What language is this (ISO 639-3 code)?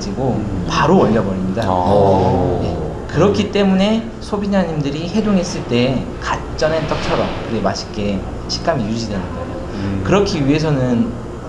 kor